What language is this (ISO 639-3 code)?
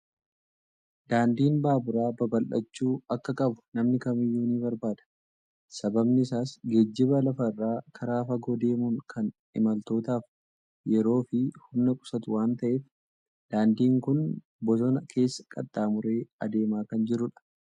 orm